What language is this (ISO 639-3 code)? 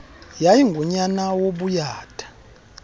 xho